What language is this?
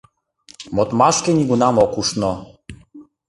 Mari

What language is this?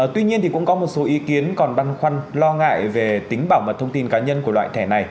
Vietnamese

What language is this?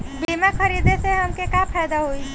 Bhojpuri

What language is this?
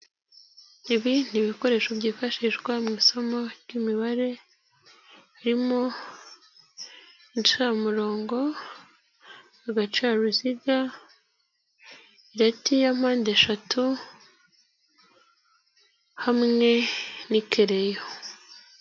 Kinyarwanda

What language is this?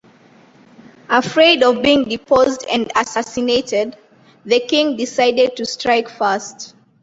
English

